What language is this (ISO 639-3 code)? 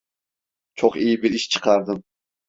tur